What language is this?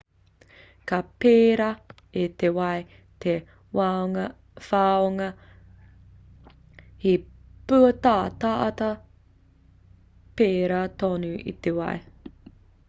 Māori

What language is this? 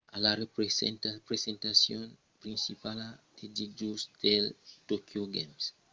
Occitan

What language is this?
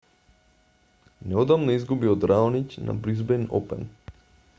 Macedonian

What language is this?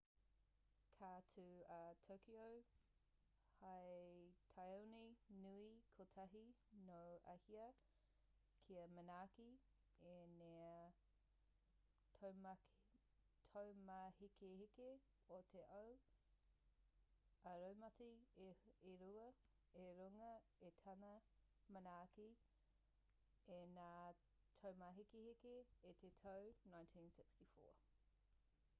Māori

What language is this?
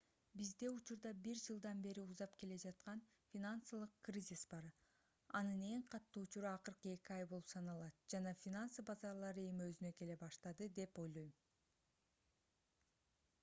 Kyrgyz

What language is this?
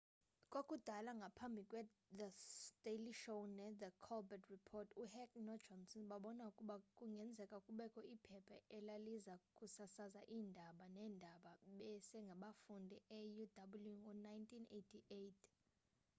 Xhosa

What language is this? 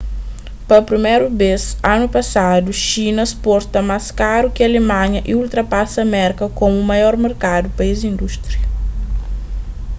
Kabuverdianu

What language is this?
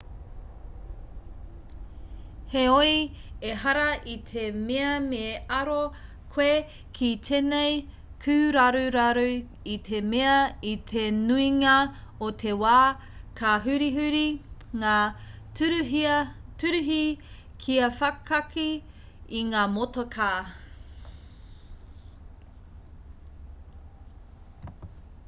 Māori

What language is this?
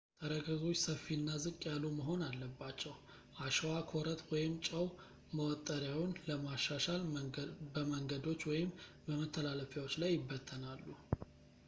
Amharic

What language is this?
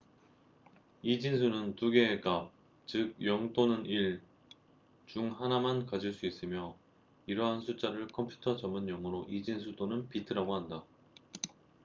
Korean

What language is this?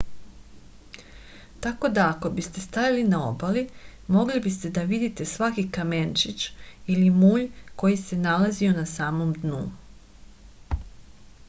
Serbian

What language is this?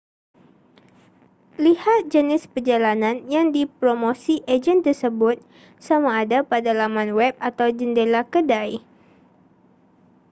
Malay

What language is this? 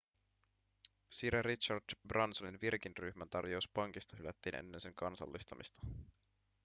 Finnish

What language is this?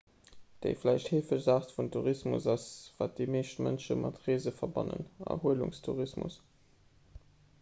Luxembourgish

